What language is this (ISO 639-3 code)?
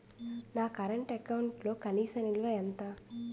tel